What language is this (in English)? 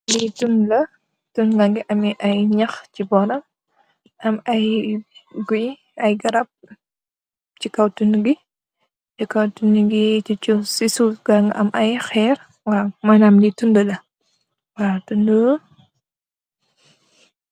Wolof